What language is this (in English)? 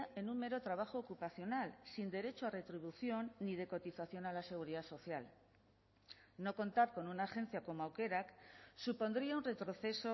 Spanish